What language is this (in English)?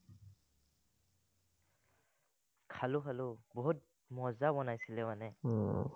Assamese